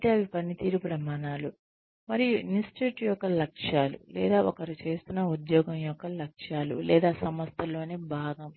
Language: Telugu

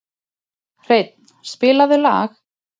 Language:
Icelandic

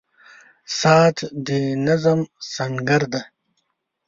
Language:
Pashto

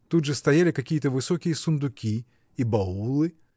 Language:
Russian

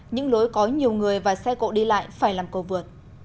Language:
Vietnamese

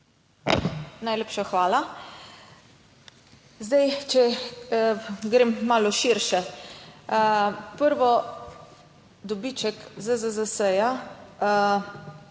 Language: Slovenian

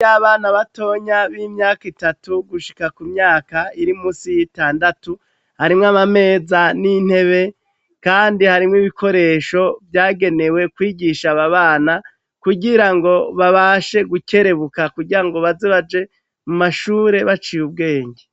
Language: Rundi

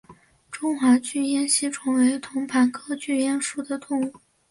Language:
Chinese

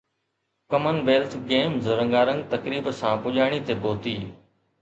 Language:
Sindhi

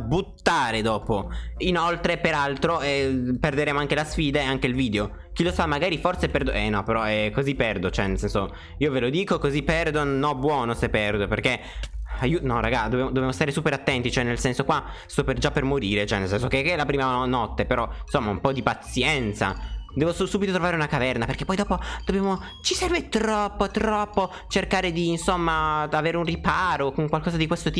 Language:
Italian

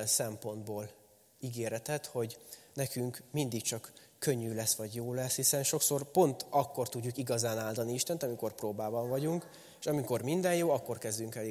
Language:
Hungarian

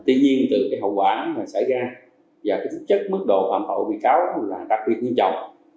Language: Vietnamese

